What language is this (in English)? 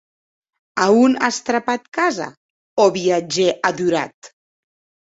Occitan